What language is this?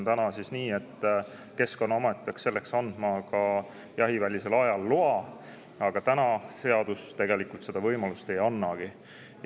Estonian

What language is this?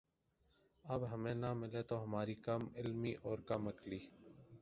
Urdu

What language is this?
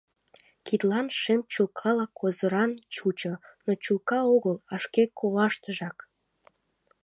Mari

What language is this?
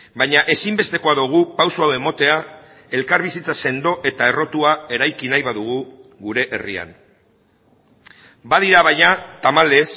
Basque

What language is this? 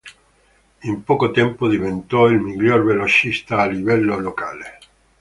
Italian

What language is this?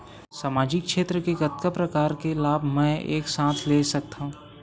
Chhattisgarhi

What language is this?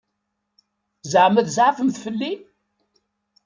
Kabyle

